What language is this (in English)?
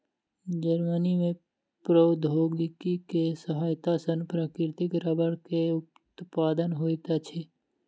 Maithili